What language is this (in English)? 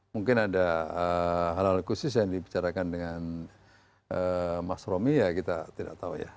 Indonesian